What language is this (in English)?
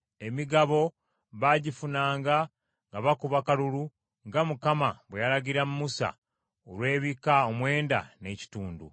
Ganda